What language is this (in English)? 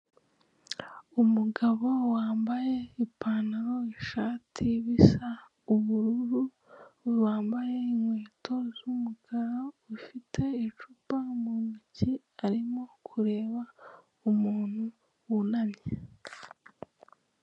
Kinyarwanda